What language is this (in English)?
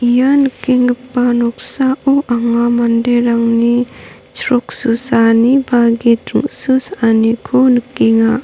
Garo